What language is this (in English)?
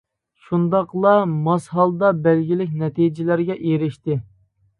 Uyghur